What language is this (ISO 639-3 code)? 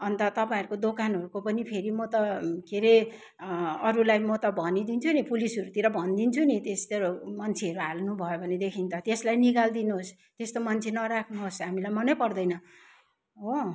nep